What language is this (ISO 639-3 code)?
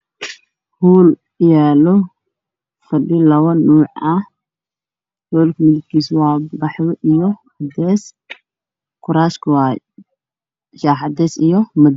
som